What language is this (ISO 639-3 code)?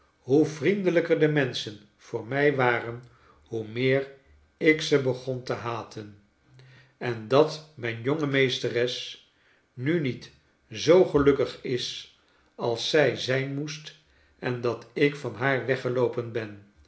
nld